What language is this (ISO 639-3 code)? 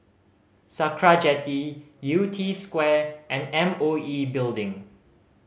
eng